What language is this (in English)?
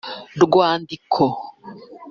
Kinyarwanda